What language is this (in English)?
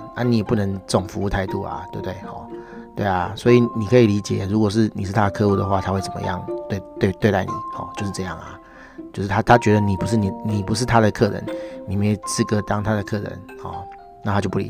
Chinese